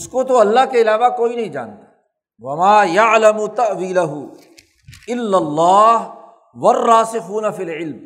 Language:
Urdu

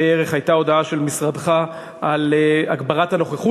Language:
Hebrew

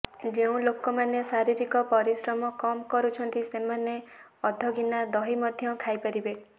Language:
Odia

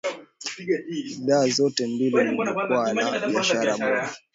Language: Swahili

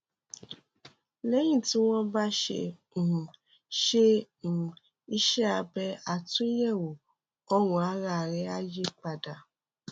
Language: Yoruba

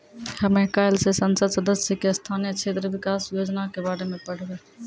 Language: Maithili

